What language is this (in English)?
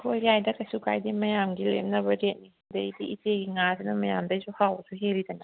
Manipuri